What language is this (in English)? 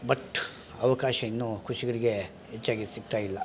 Kannada